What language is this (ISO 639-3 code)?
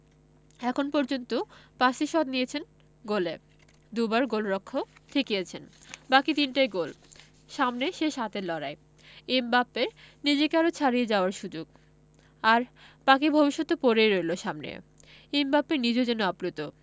ben